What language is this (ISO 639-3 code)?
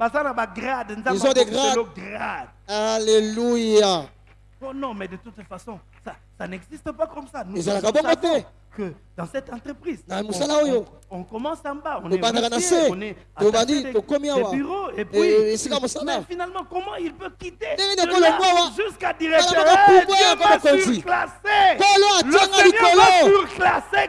fra